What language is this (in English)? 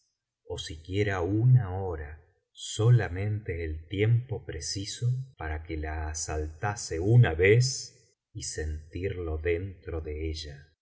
Spanish